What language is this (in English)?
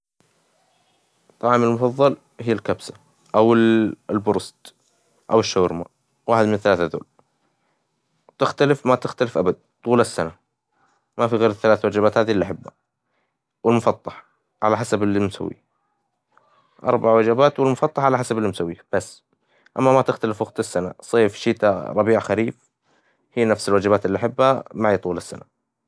Hijazi Arabic